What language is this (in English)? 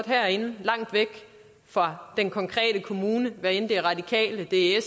Danish